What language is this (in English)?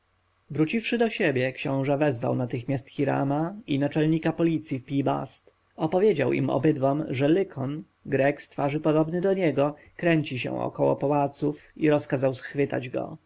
Polish